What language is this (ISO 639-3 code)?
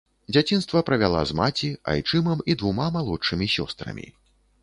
bel